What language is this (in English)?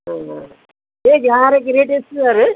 Kannada